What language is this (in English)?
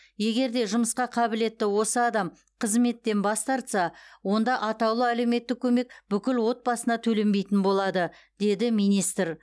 Kazakh